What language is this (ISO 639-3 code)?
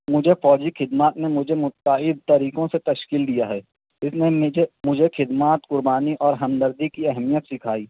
urd